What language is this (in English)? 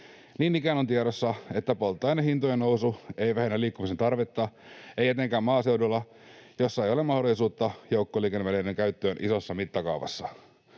Finnish